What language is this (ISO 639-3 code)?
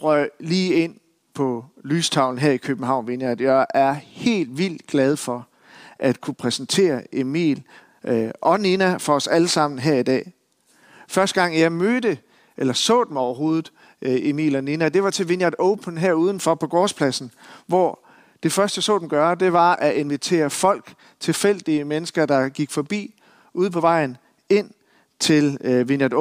dan